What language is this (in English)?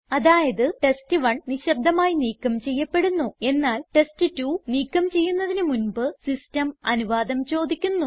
Malayalam